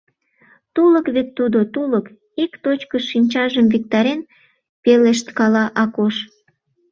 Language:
Mari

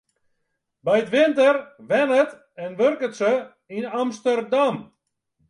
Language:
Western Frisian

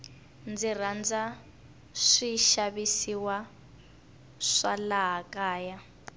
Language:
Tsonga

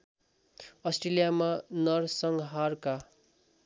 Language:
Nepali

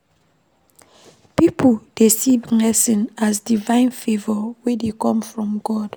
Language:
Nigerian Pidgin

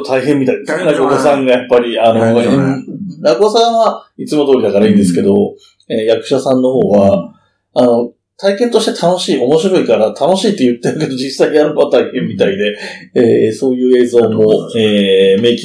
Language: Japanese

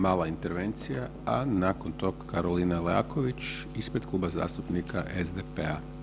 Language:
Croatian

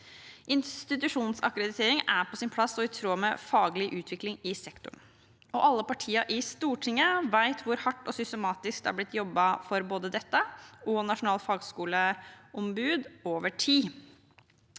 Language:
Norwegian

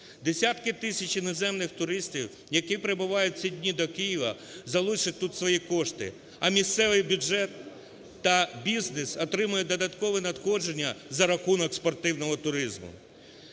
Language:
Ukrainian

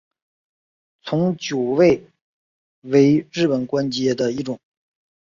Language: Chinese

